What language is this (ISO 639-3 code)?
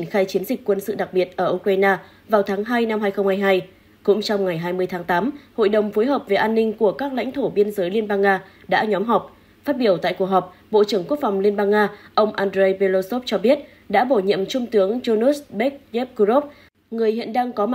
vie